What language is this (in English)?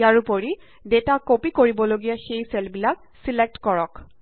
Assamese